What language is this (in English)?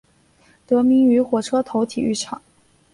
Chinese